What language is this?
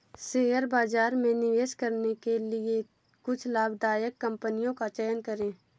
Hindi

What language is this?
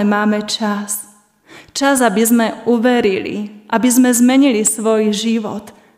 Slovak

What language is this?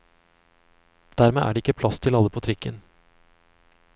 Norwegian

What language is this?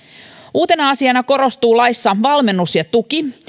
Finnish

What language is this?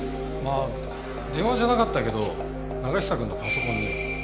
Japanese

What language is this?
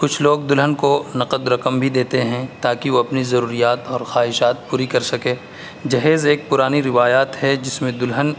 Urdu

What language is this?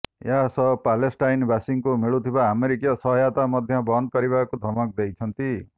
Odia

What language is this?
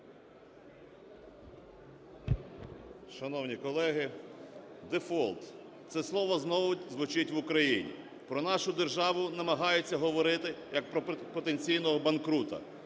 Ukrainian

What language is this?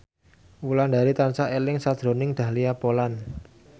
Javanese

